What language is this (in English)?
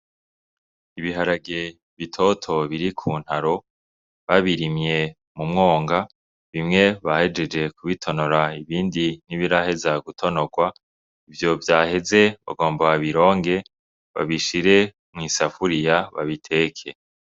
Rundi